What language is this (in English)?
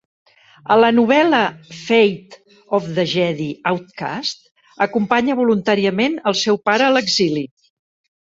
Catalan